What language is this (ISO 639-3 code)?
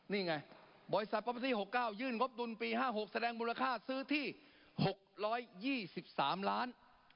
tha